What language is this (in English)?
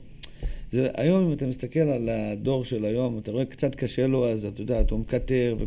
Hebrew